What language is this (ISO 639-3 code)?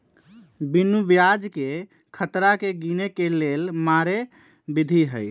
mag